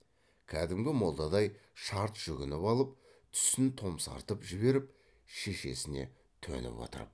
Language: Kazakh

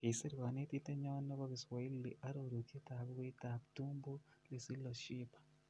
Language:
Kalenjin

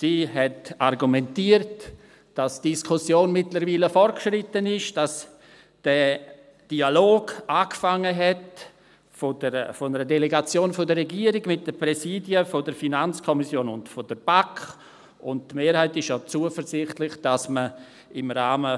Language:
Swiss German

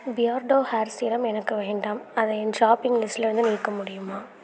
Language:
Tamil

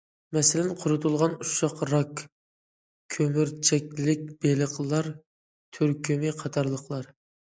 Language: Uyghur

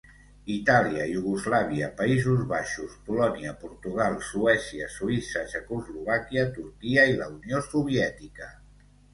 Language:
Catalan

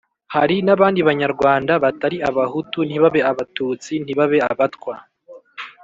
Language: Kinyarwanda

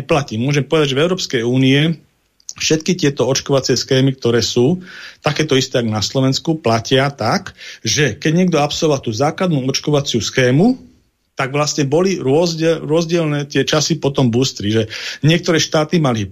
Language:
Slovak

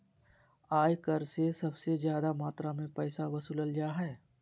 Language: Magahi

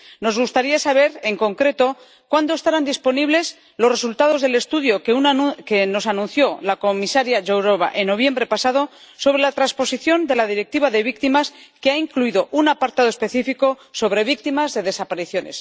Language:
Spanish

